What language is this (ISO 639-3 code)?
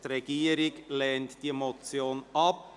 gsw